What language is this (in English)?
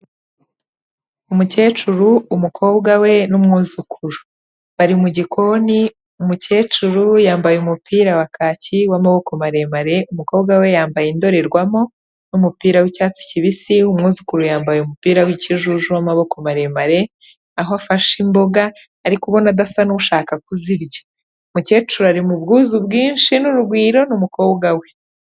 Kinyarwanda